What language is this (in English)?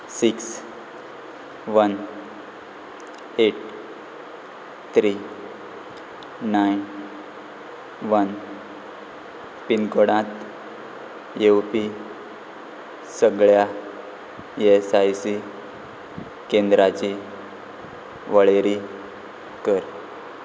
Konkani